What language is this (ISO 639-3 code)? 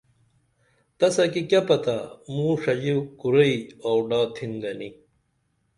dml